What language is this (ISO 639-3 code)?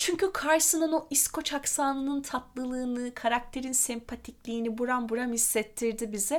tur